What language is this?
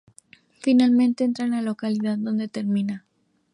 Spanish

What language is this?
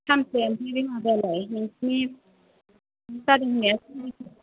Bodo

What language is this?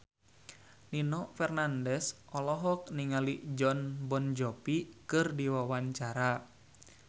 Sundanese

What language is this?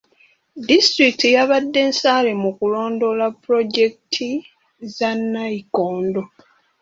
Ganda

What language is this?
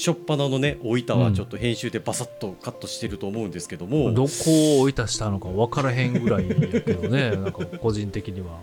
Japanese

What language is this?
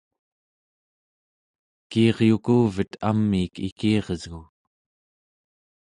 Central Yupik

